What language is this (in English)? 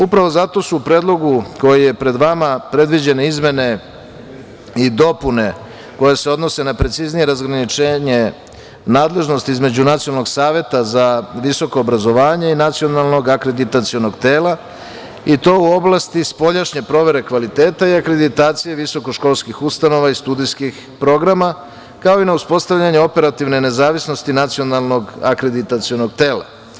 Serbian